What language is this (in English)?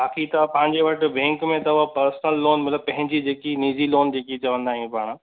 Sindhi